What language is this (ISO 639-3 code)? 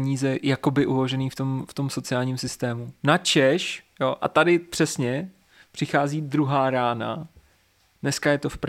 ces